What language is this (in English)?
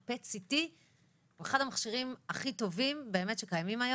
Hebrew